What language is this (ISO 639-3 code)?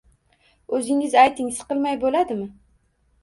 uzb